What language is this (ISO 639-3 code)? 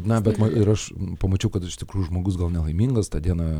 lit